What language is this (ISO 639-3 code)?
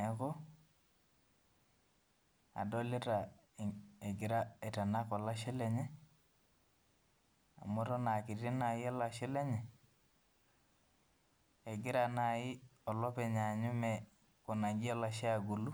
mas